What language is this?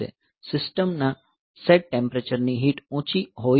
Gujarati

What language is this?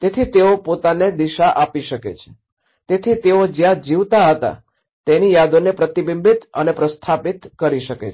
Gujarati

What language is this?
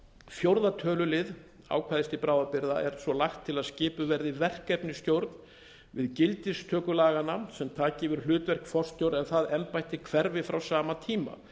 Icelandic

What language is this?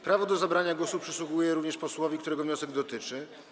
Polish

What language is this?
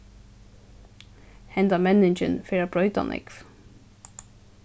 Faroese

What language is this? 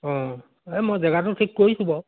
Assamese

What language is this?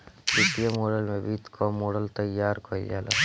Bhojpuri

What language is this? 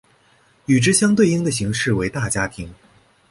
Chinese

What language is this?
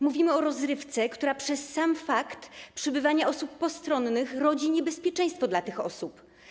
Polish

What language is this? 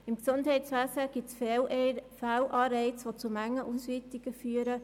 Swiss German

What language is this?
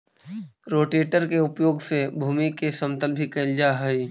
Magahi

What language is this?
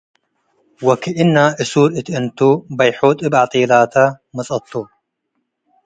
Tigre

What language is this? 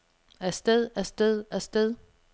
Danish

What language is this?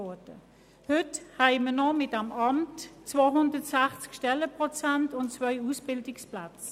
Swiss German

